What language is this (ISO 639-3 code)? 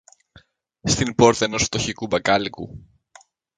ell